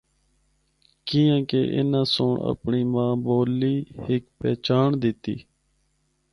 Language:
Northern Hindko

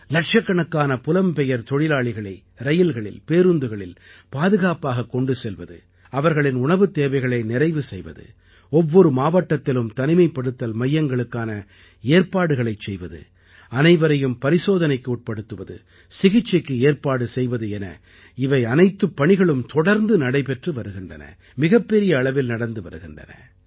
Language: Tamil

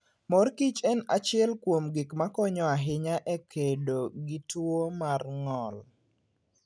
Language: Luo (Kenya and Tanzania)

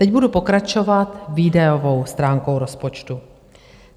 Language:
Czech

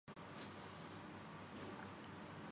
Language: Urdu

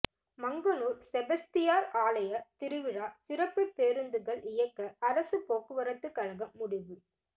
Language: Tamil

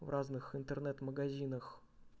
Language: Russian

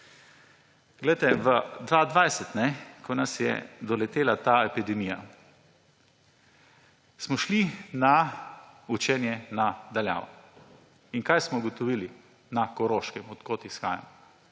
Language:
Slovenian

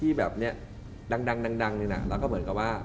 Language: Thai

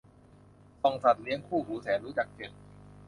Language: Thai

